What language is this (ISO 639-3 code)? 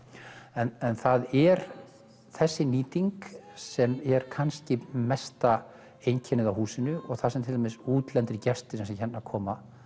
isl